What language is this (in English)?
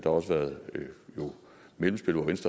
Danish